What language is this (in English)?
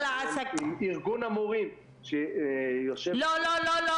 Hebrew